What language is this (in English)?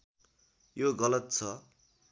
Nepali